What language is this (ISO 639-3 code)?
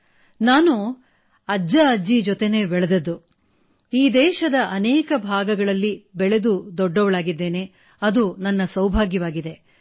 kan